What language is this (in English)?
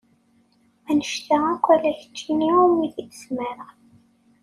Kabyle